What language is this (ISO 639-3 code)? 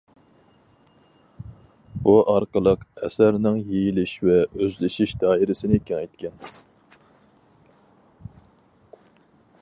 uig